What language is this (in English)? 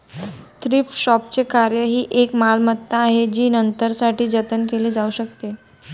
Marathi